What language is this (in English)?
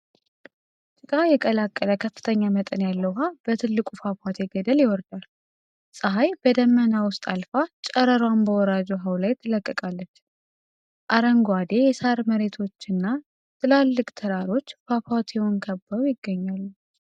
Amharic